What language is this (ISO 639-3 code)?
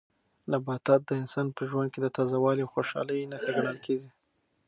pus